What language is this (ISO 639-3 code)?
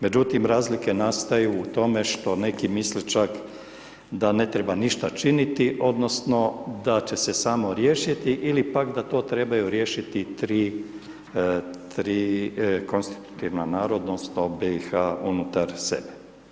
hrv